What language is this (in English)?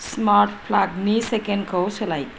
Bodo